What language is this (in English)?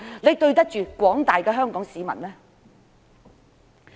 Cantonese